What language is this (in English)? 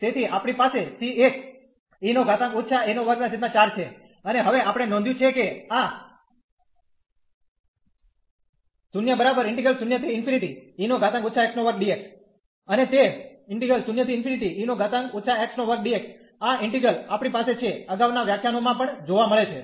Gujarati